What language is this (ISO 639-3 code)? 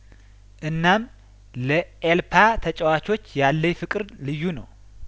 amh